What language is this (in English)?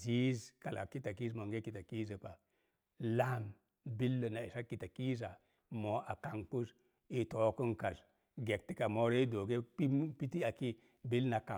Mom Jango